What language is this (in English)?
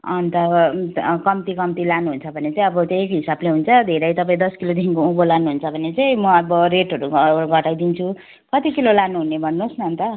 Nepali